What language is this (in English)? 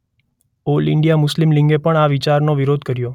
Gujarati